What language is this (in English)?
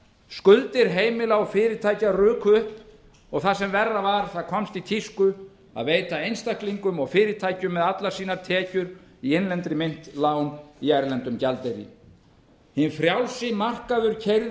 Icelandic